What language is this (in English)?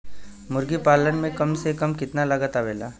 Bhojpuri